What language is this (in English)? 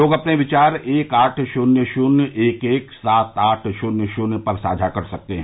Hindi